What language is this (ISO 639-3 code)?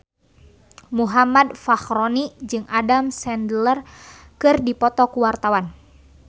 sun